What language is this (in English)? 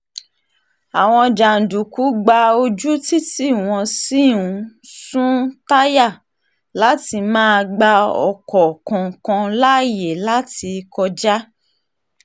Yoruba